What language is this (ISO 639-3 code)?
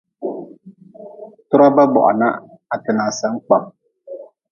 nmz